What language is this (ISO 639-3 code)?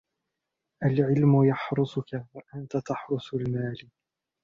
ara